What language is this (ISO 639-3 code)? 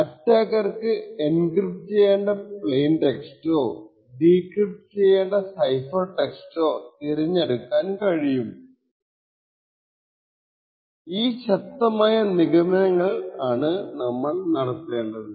mal